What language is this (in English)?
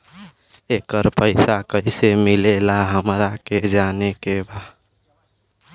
Bhojpuri